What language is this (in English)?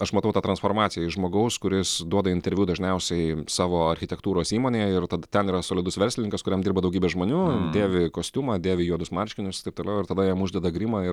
Lithuanian